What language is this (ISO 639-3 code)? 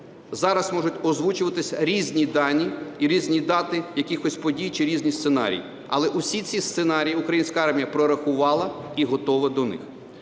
ukr